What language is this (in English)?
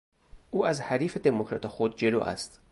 Persian